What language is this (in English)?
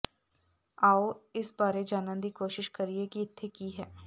Punjabi